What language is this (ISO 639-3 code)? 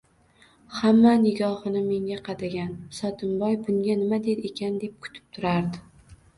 uzb